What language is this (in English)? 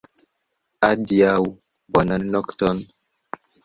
Esperanto